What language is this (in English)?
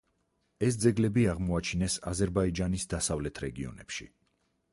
Georgian